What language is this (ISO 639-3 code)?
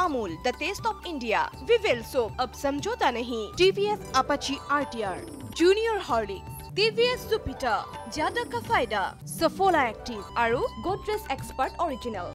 ind